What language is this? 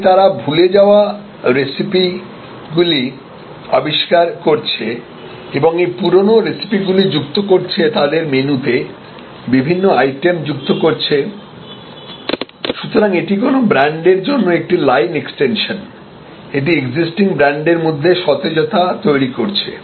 Bangla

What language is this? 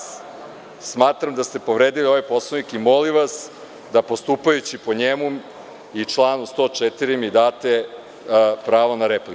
Serbian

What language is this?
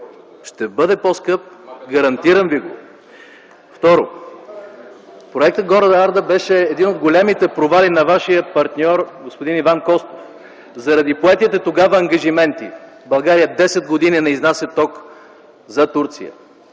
Bulgarian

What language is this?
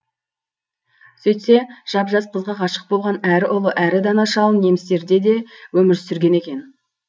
Kazakh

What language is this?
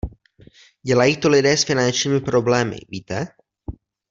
Czech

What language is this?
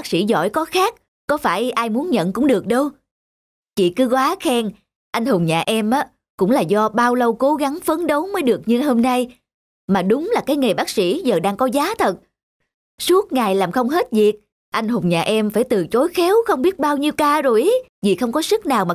Vietnamese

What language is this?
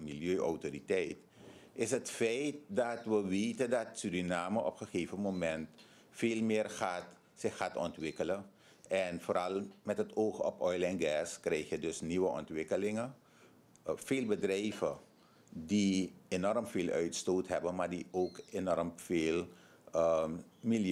Dutch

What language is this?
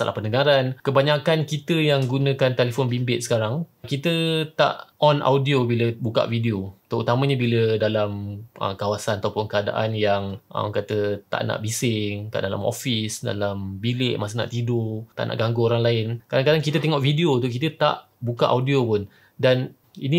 Malay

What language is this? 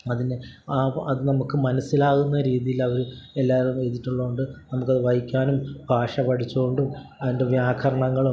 Malayalam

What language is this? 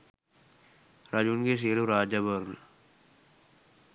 Sinhala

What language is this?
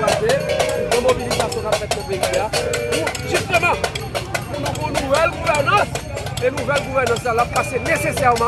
French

